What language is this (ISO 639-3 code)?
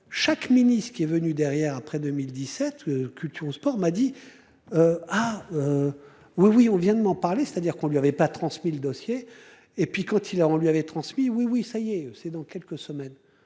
fra